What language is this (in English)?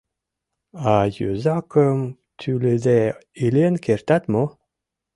Mari